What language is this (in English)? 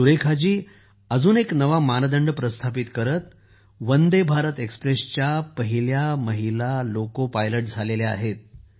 Marathi